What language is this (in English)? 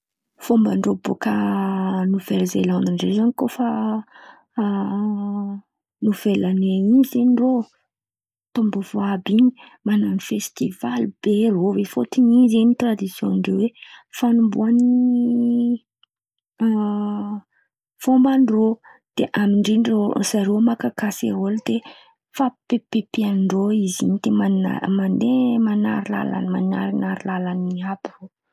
Antankarana Malagasy